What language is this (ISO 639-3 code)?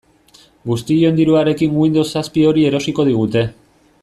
eus